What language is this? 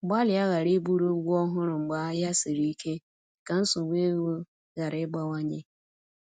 Igbo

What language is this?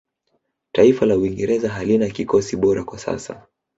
Swahili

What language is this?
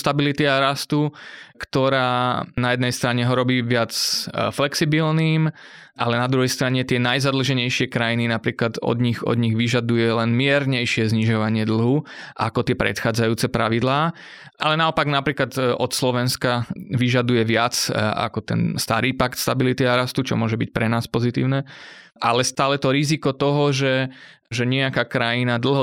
Slovak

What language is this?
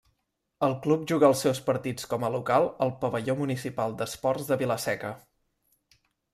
Catalan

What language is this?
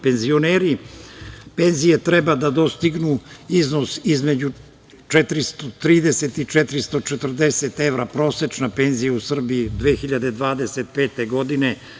Serbian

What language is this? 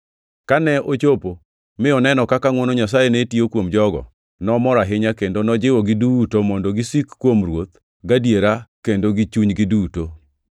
Luo (Kenya and Tanzania)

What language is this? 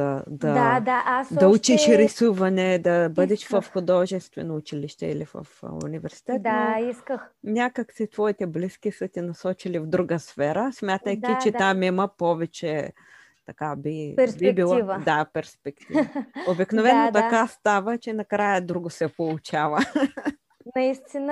Bulgarian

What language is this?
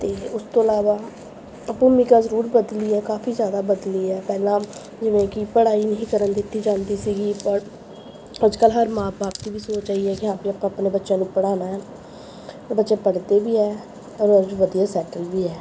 Punjabi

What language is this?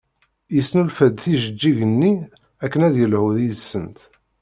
Kabyle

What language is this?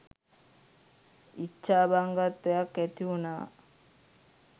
Sinhala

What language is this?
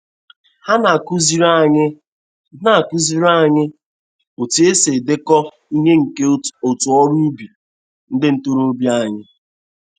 Igbo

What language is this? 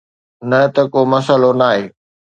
Sindhi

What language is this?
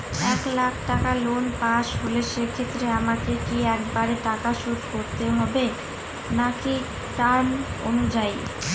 Bangla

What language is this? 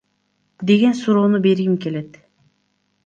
Kyrgyz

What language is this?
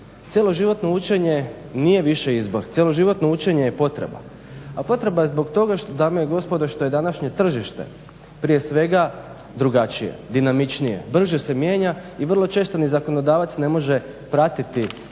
Croatian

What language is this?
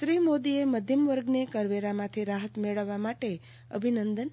Gujarati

